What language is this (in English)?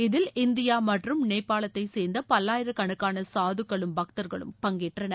Tamil